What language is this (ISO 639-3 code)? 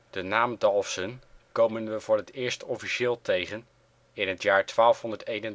nld